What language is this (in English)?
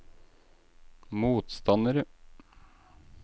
Norwegian